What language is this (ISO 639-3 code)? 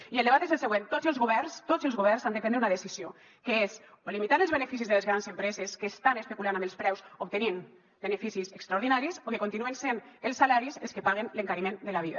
cat